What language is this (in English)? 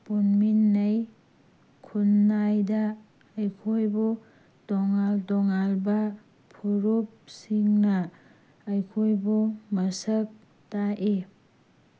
Manipuri